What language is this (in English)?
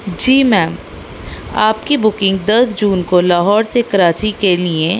Urdu